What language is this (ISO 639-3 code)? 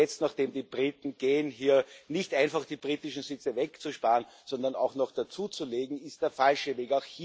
deu